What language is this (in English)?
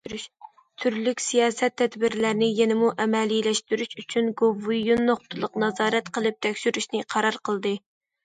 Uyghur